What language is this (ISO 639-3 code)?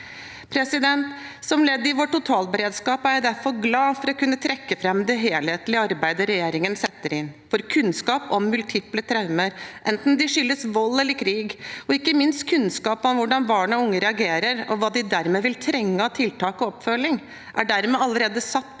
nor